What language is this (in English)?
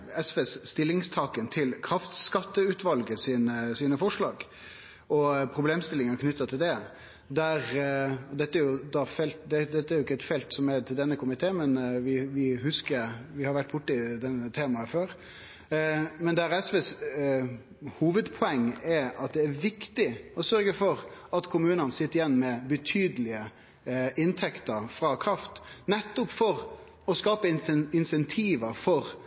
Norwegian